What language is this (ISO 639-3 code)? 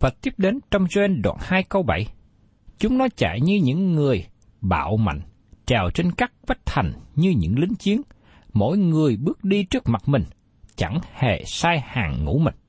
vie